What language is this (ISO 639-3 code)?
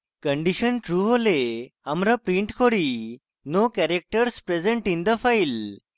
ben